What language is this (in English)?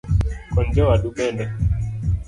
Luo (Kenya and Tanzania)